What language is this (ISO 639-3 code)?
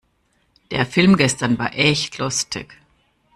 deu